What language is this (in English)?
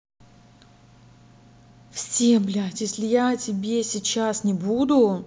Russian